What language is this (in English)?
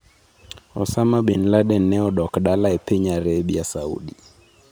Luo (Kenya and Tanzania)